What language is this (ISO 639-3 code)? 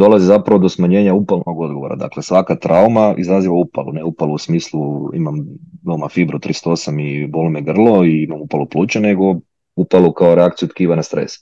hrv